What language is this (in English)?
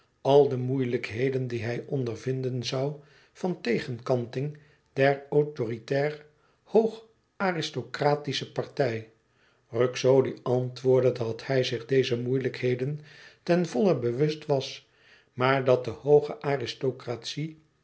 Dutch